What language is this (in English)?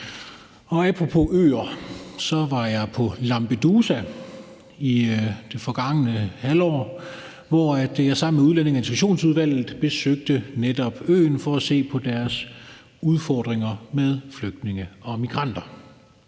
Danish